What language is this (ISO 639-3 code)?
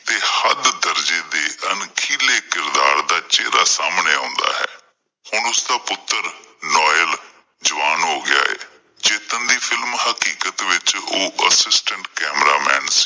pan